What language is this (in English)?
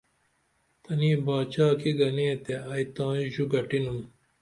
Dameli